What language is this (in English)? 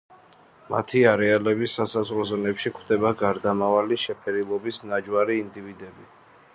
Georgian